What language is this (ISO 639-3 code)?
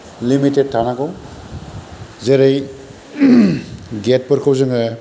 brx